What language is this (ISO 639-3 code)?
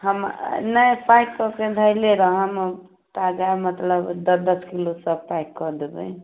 mai